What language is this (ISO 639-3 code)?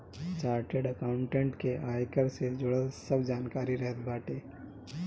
bho